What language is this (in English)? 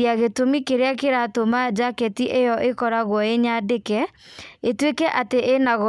Kikuyu